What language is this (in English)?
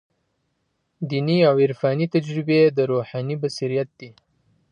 Pashto